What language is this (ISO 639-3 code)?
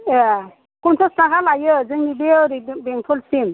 brx